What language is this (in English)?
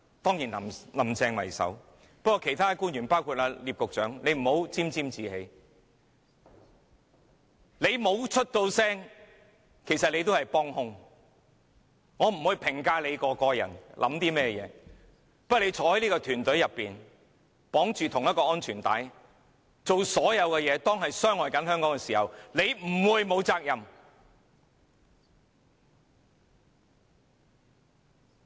Cantonese